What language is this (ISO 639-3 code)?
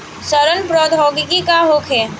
bho